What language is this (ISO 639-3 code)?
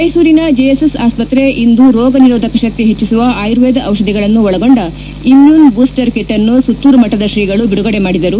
kan